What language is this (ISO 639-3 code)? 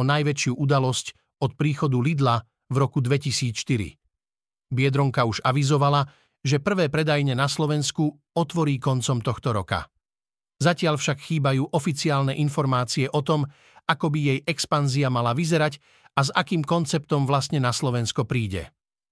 slk